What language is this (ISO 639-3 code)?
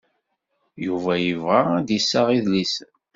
kab